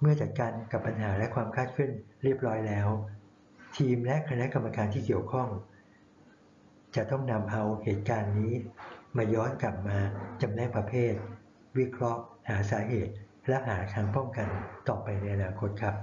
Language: Thai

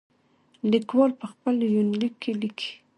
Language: Pashto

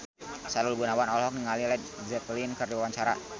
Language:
Sundanese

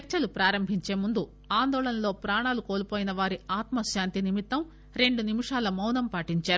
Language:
Telugu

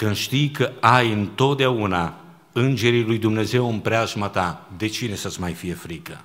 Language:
Romanian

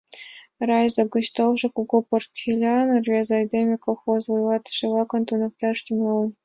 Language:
Mari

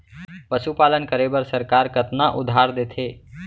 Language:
Chhattisgarhi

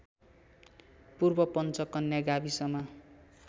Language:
Nepali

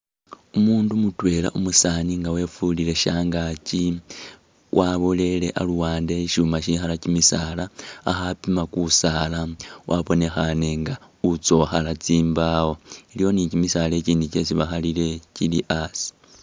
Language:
Masaaba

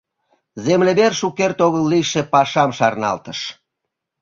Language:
Mari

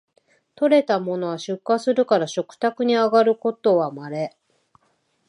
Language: Japanese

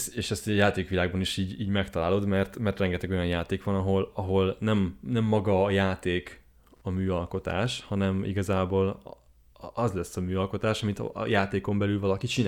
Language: Hungarian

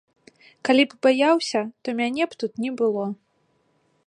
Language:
Belarusian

